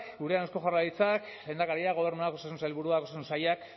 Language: Basque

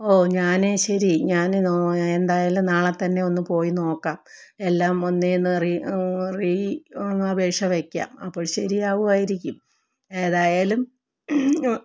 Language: Malayalam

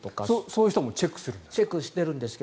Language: Japanese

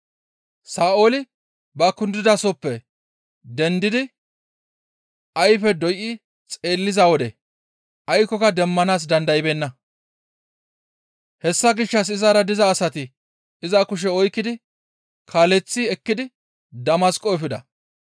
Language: Gamo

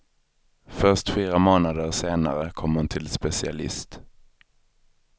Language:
Swedish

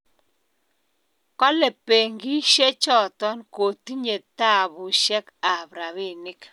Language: Kalenjin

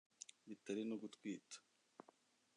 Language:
Kinyarwanda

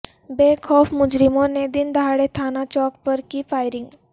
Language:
Urdu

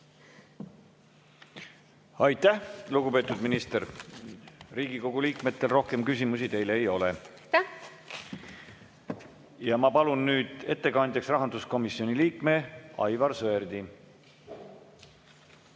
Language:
Estonian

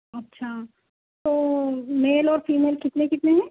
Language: Urdu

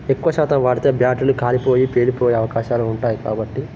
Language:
Telugu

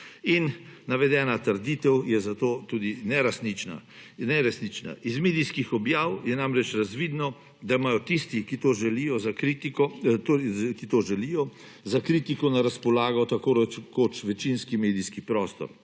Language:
Slovenian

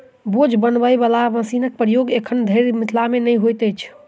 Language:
Maithili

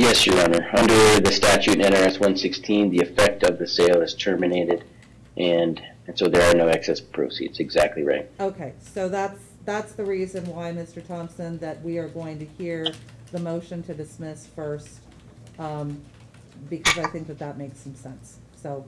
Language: English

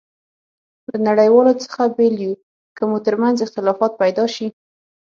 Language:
Pashto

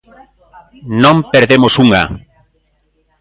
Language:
Galician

